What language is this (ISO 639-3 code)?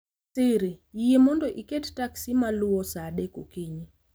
luo